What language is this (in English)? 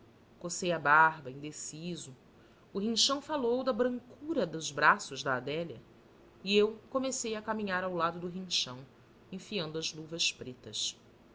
Portuguese